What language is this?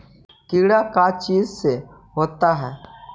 Magahi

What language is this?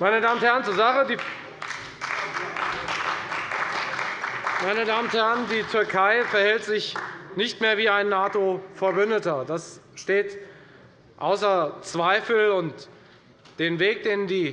German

